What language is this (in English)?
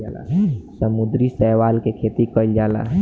Bhojpuri